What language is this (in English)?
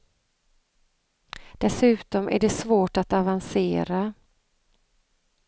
Swedish